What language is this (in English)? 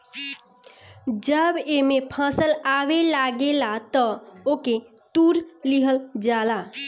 Bhojpuri